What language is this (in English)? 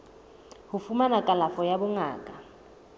Southern Sotho